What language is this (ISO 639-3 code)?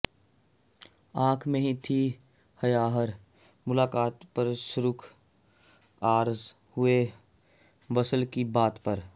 pan